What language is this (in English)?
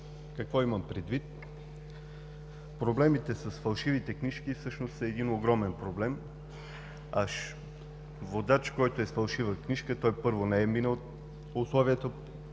Bulgarian